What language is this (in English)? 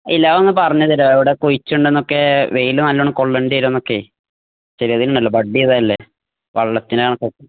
Malayalam